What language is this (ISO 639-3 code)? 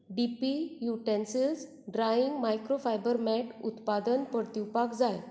kok